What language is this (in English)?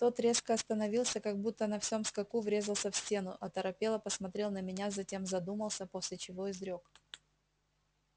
Russian